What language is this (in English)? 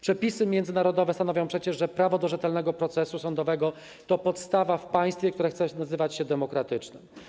Polish